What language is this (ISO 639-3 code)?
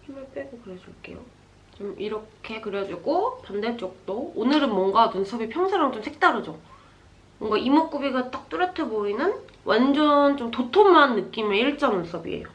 kor